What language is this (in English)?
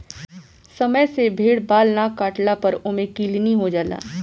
Bhojpuri